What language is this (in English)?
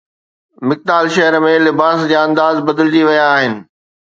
Sindhi